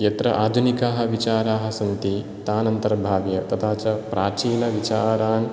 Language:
Sanskrit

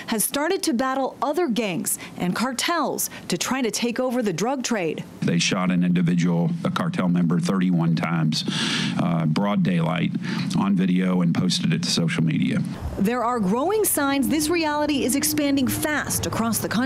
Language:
English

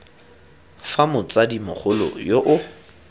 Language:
Tswana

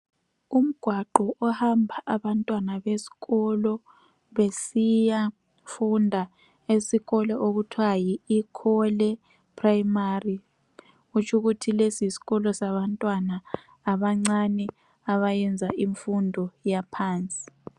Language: North Ndebele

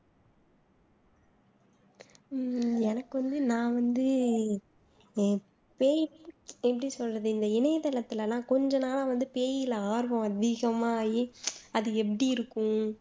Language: Tamil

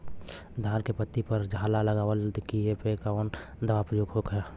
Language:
Bhojpuri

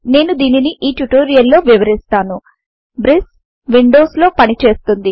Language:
Telugu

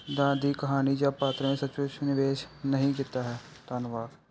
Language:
Punjabi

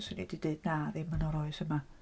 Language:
Welsh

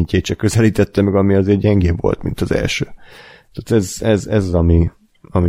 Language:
Hungarian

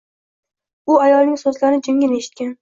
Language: Uzbek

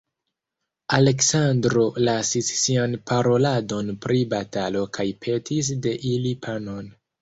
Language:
Esperanto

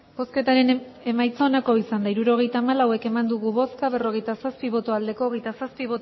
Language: Basque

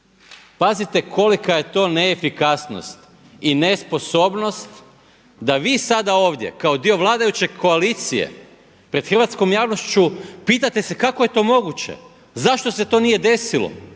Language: Croatian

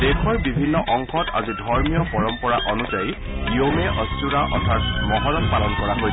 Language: Assamese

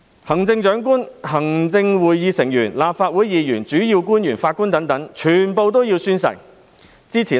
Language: Cantonese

